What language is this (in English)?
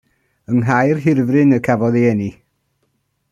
Welsh